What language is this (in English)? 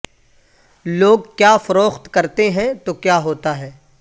Urdu